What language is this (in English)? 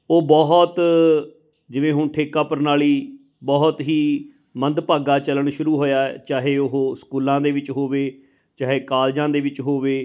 Punjabi